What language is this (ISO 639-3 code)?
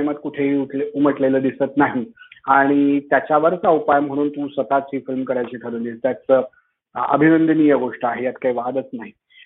mar